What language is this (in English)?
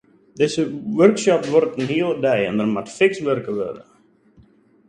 Western Frisian